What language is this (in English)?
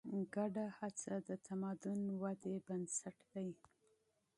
Pashto